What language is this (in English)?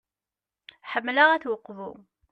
Kabyle